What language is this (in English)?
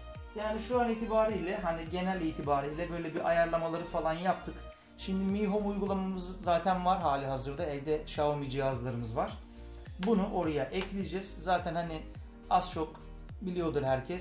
Turkish